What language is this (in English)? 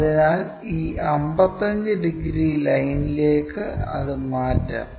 Malayalam